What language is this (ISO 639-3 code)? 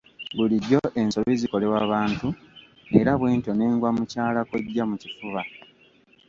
lug